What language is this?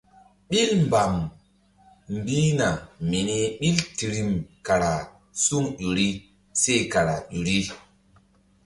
Mbum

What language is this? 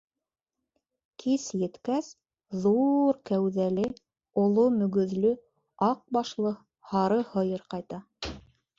Bashkir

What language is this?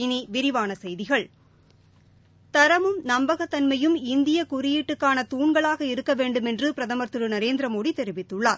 Tamil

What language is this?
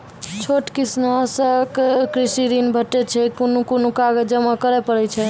Maithili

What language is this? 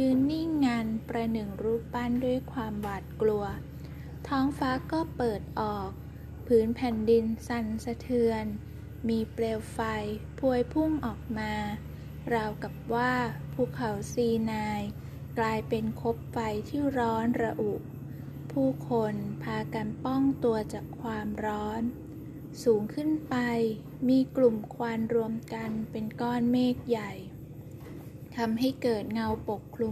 Thai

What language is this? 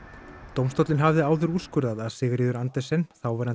Icelandic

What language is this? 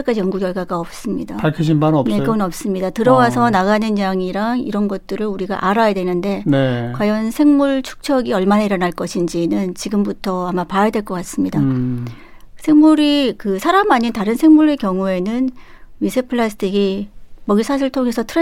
Korean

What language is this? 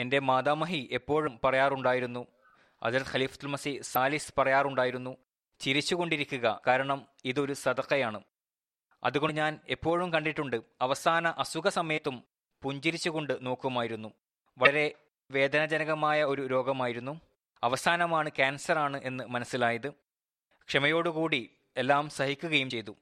Malayalam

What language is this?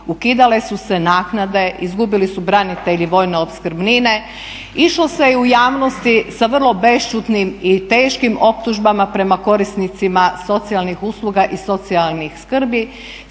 Croatian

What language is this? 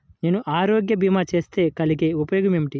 Telugu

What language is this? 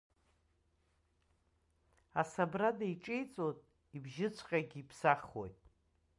Abkhazian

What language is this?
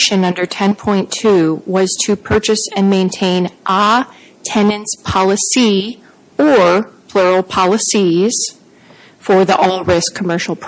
English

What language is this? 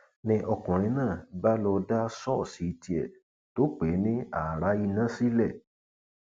Yoruba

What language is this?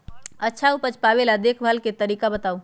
Magahi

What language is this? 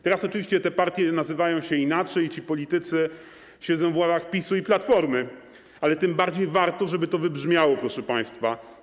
Polish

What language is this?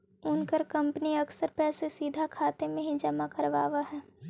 Magahi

